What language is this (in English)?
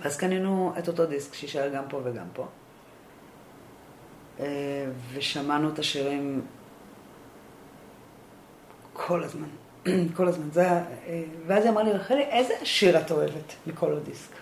Hebrew